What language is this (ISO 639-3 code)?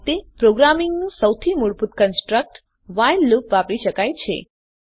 guj